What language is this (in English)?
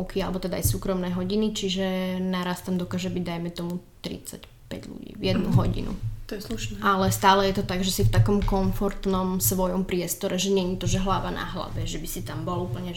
Slovak